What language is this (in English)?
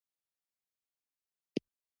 Pashto